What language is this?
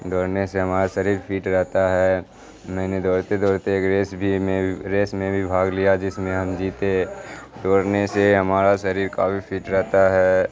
Urdu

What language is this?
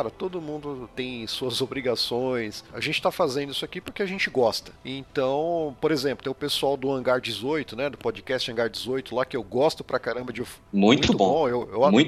Portuguese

